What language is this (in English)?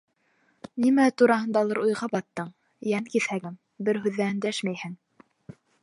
Bashkir